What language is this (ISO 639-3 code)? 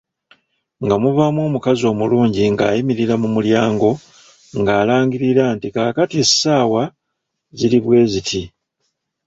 lug